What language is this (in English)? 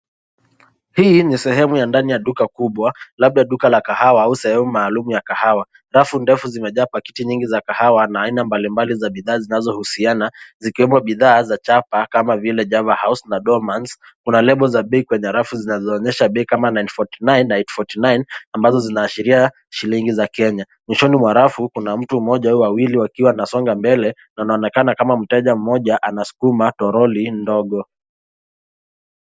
Swahili